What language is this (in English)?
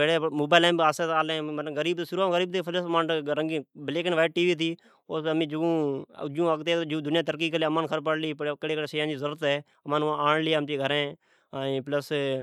Od